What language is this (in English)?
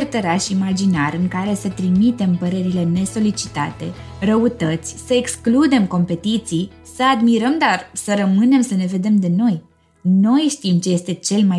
Romanian